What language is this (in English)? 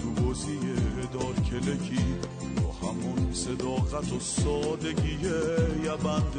Persian